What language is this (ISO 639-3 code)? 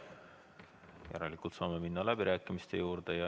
est